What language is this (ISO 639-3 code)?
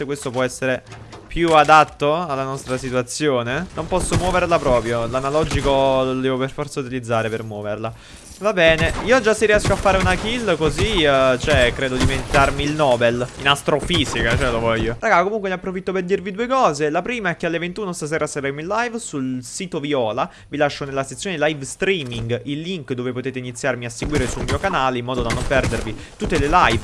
ita